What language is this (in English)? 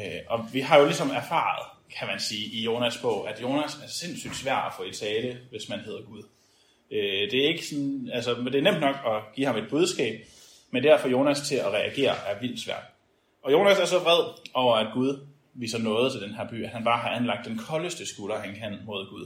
Danish